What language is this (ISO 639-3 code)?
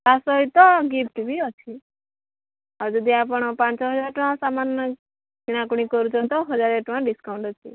ori